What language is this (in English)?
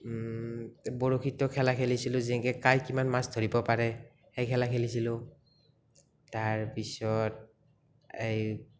Assamese